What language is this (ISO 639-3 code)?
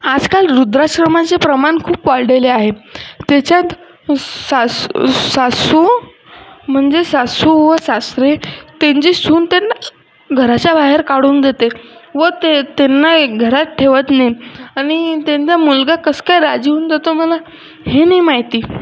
mar